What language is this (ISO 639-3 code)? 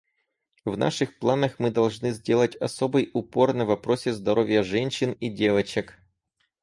rus